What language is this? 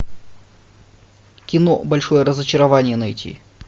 Russian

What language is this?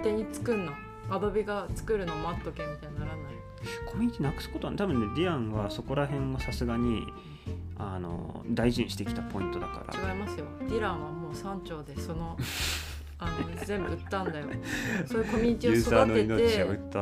Japanese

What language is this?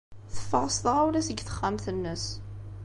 Kabyle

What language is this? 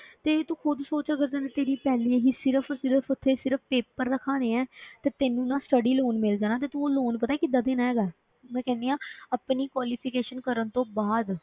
Punjabi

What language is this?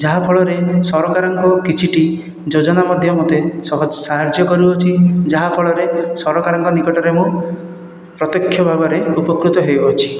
Odia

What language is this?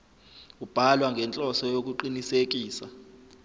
Zulu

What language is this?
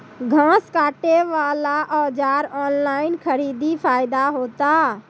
Maithili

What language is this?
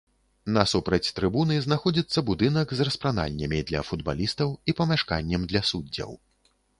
Belarusian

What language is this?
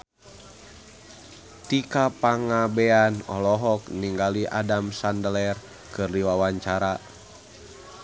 Sundanese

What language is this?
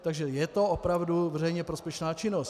Czech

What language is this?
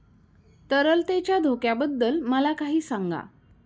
Marathi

